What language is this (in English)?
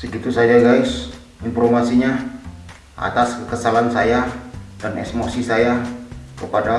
Indonesian